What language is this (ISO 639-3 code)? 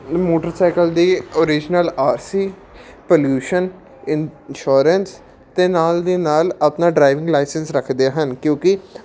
pan